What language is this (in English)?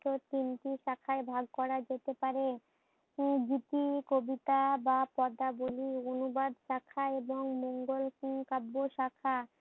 Bangla